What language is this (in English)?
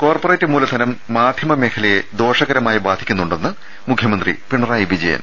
Malayalam